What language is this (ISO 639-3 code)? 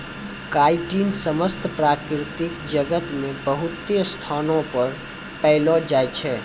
mai